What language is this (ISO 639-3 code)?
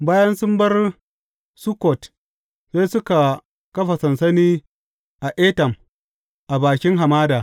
hau